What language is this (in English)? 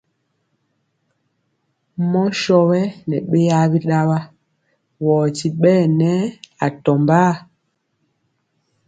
Mpiemo